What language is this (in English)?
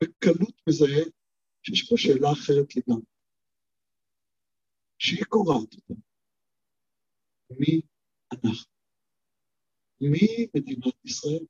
Hebrew